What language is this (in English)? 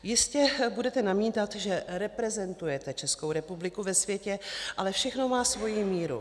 Czech